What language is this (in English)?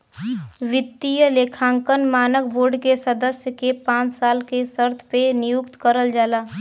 Bhojpuri